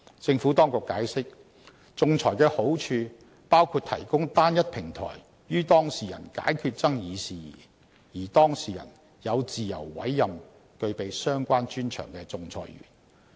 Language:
Cantonese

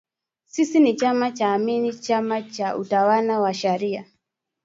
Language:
Swahili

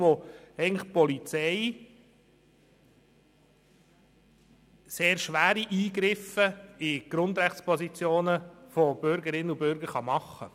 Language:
Swiss German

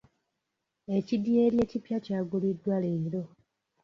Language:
Ganda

